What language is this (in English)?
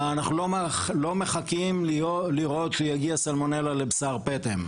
Hebrew